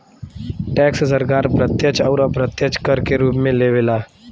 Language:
Bhojpuri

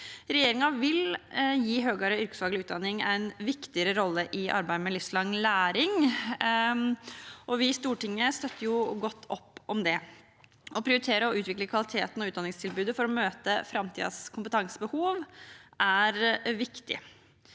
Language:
Norwegian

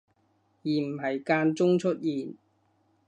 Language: Cantonese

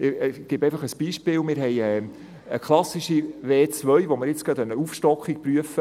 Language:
Swiss German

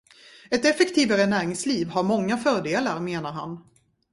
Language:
Swedish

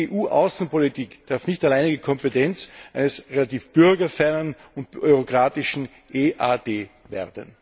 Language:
German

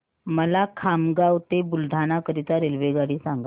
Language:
Marathi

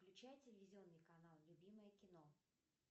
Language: Russian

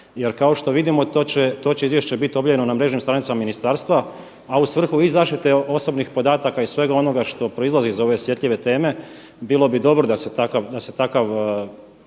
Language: Croatian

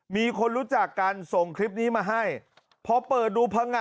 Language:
Thai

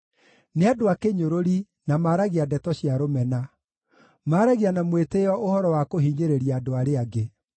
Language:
Kikuyu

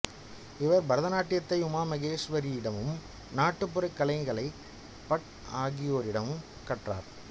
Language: Tamil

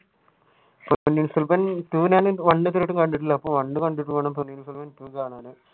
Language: Malayalam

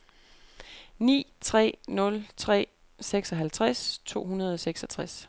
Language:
Danish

